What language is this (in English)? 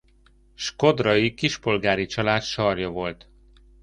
Hungarian